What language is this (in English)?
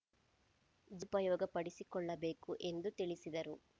Kannada